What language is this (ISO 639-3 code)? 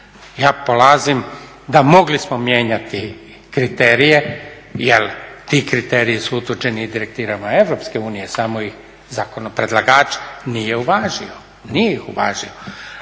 hrv